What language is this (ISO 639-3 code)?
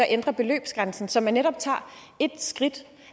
dan